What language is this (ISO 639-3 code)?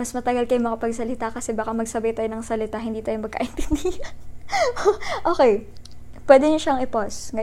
fil